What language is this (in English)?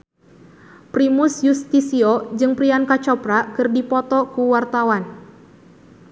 Sundanese